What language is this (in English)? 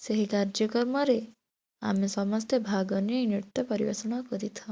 Odia